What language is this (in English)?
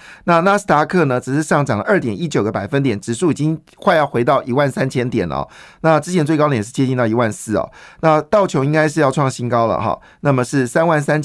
Chinese